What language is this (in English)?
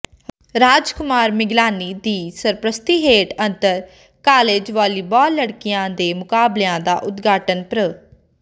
Punjabi